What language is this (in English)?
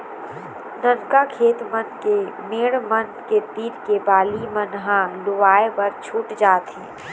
Chhattisgarhi